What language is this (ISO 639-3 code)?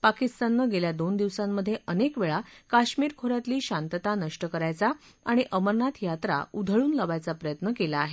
mar